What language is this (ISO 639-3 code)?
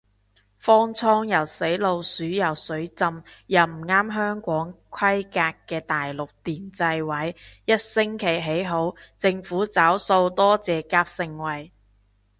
yue